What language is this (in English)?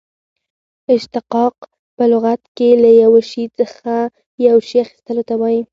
Pashto